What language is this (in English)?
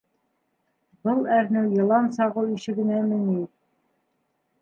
Bashkir